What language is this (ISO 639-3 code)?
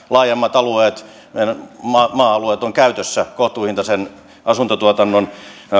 fin